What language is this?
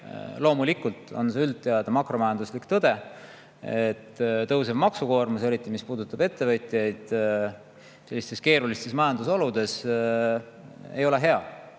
Estonian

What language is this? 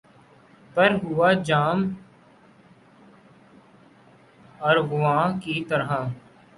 Urdu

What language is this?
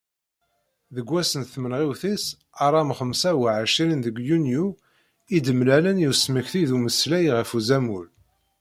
Kabyle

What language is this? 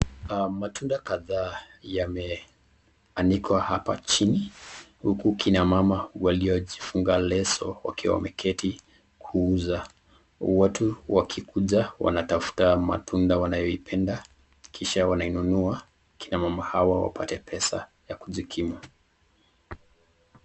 Swahili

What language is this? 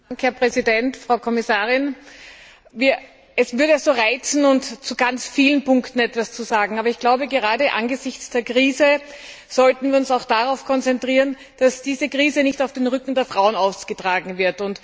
German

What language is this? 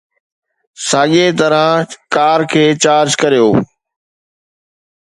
Sindhi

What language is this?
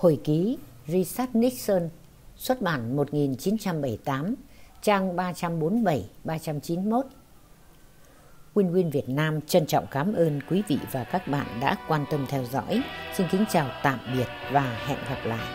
Vietnamese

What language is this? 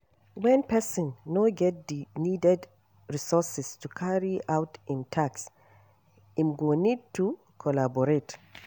Nigerian Pidgin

